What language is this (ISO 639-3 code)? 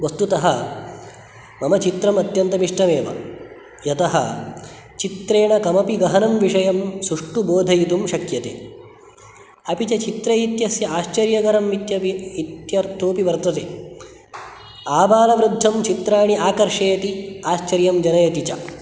san